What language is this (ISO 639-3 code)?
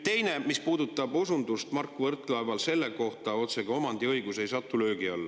est